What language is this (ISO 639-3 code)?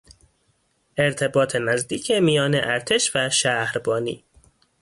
fas